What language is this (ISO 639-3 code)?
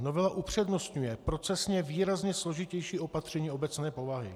ces